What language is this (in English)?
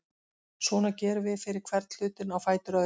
Icelandic